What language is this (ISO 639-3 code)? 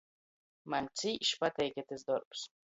ltg